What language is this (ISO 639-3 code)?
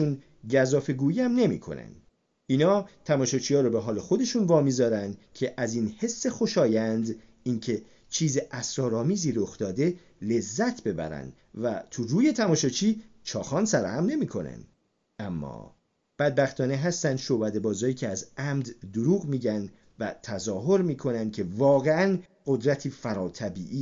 fas